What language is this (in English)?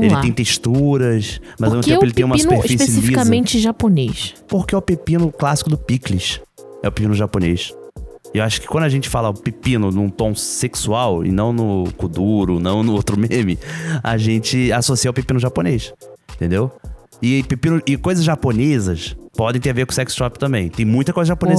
Portuguese